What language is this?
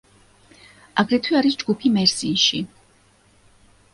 Georgian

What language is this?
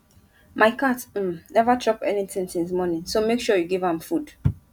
Nigerian Pidgin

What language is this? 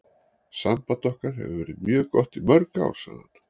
Icelandic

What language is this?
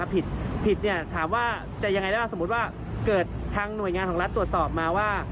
Thai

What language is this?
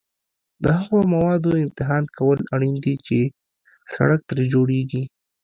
Pashto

